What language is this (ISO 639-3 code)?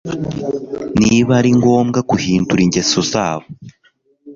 kin